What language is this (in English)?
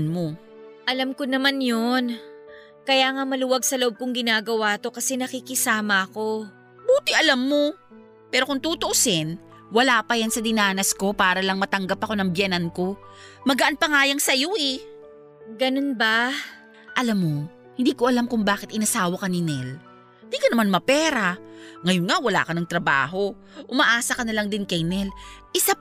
Filipino